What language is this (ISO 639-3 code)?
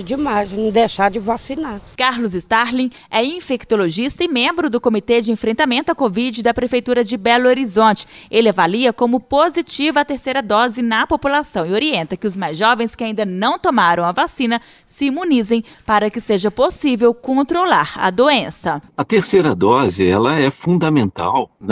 por